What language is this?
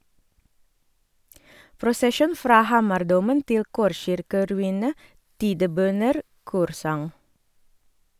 Norwegian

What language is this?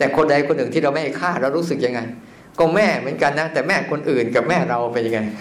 Thai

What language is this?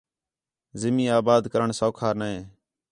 Khetrani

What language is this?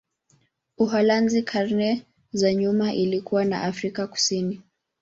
Swahili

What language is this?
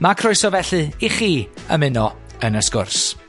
Welsh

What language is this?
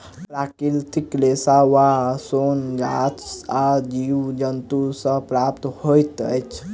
Maithili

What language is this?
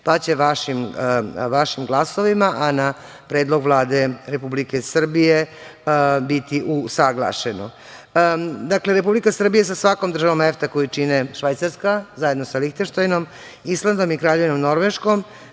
Serbian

